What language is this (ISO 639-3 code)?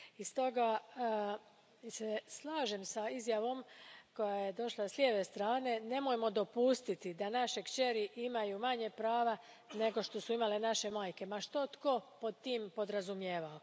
hrv